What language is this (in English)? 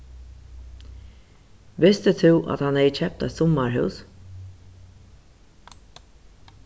Faroese